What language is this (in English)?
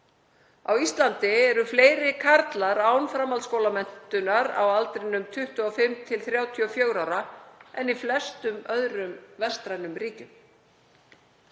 Icelandic